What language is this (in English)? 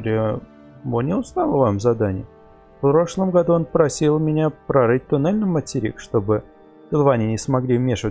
Russian